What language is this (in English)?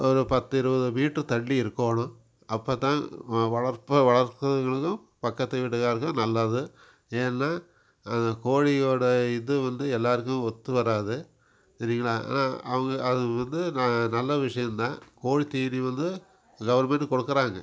Tamil